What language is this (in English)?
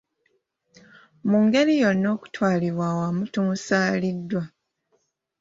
Ganda